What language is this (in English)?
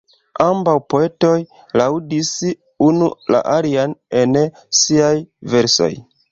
Esperanto